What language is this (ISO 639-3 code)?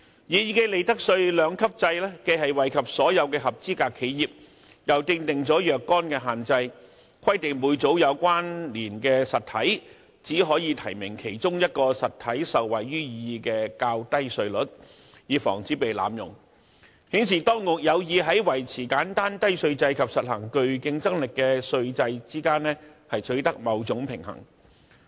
yue